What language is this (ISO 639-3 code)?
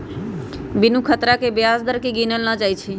mag